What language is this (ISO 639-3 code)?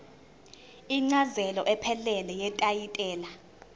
zul